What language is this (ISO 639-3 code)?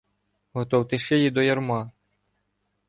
ukr